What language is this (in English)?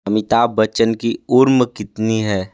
Hindi